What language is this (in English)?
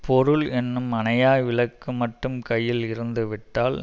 Tamil